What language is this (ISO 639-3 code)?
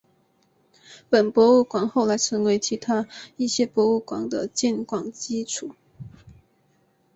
zho